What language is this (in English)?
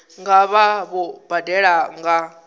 Venda